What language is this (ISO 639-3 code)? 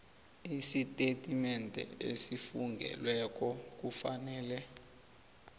nbl